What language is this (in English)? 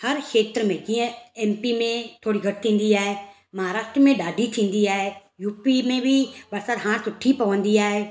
Sindhi